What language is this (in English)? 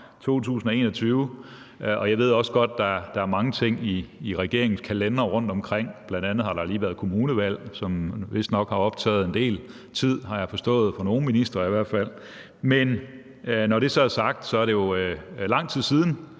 Danish